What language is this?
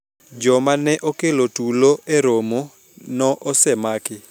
Luo (Kenya and Tanzania)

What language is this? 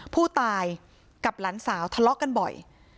Thai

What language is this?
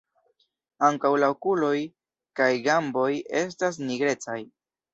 Esperanto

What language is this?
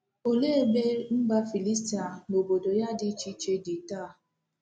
Igbo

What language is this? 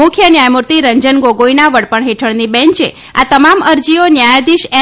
Gujarati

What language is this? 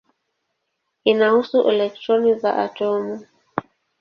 Swahili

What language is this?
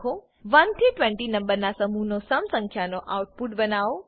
Gujarati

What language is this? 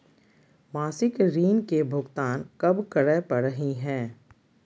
Magahi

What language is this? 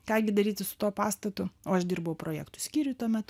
Lithuanian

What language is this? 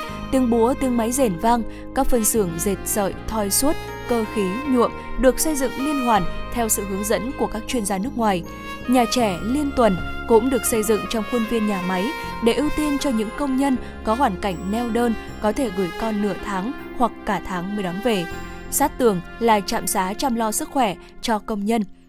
Vietnamese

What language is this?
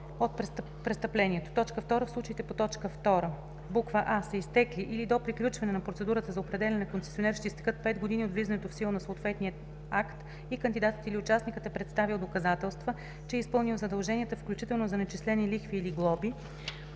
Bulgarian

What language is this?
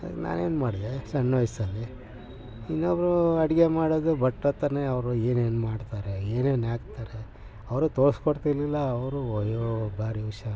Kannada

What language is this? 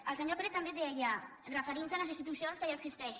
Catalan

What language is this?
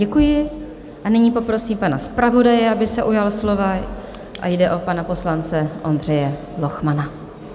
Czech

